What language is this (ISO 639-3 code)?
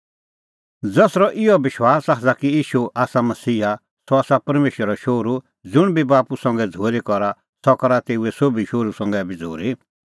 kfx